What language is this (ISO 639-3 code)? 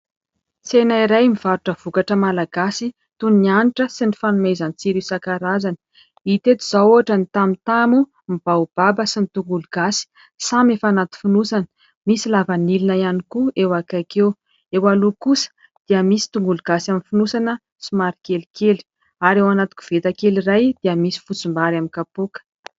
mlg